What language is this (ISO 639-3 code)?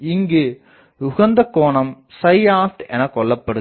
tam